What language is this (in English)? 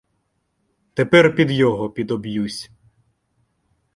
Ukrainian